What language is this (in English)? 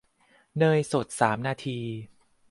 Thai